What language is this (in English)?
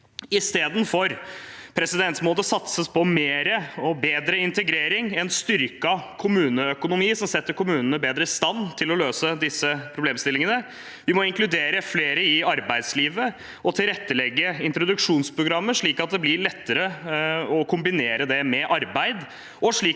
Norwegian